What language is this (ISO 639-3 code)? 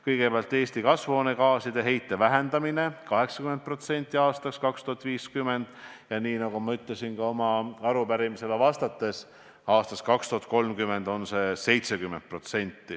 est